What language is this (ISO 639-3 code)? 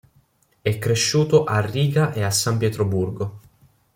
ita